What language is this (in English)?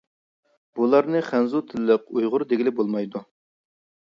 Uyghur